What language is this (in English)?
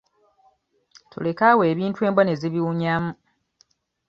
Ganda